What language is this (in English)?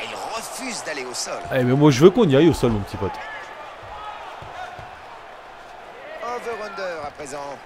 French